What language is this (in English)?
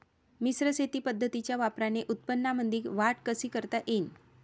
Marathi